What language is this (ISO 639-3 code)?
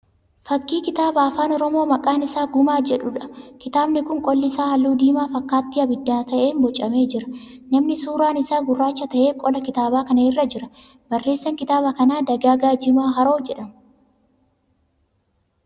orm